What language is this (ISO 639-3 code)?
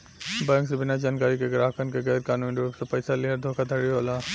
bho